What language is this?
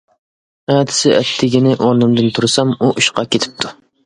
Uyghur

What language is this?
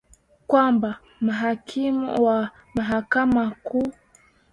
Swahili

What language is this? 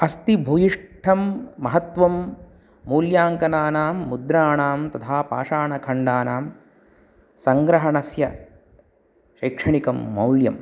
Sanskrit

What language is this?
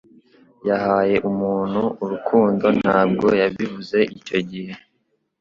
Kinyarwanda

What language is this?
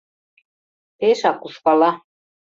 Mari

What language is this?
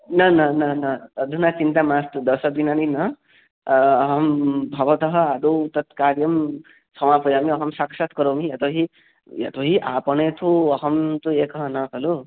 Sanskrit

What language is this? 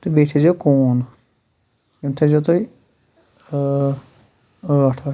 Kashmiri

